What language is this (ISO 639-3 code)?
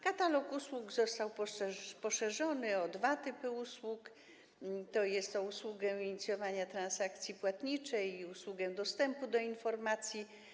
pol